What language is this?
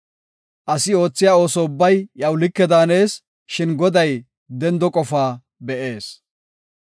Gofa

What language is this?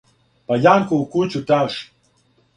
Serbian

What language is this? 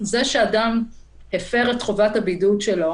Hebrew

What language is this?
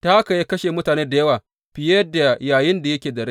Hausa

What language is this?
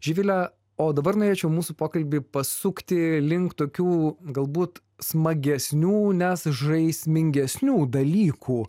Lithuanian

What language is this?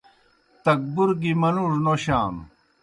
Kohistani Shina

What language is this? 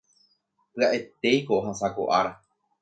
Guarani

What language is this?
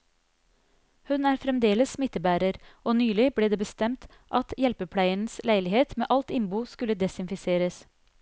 Norwegian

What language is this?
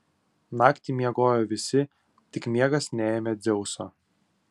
Lithuanian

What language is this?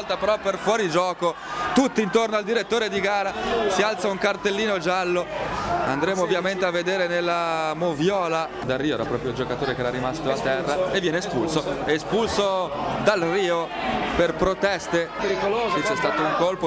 Italian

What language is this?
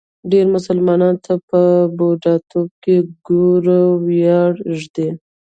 Pashto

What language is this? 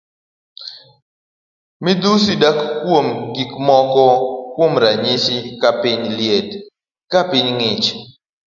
Luo (Kenya and Tanzania)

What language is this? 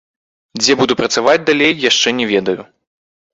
Belarusian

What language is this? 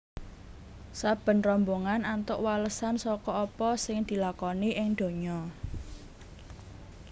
Javanese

